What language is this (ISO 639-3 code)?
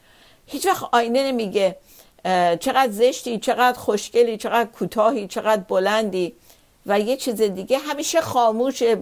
fas